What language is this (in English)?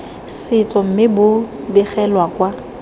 Tswana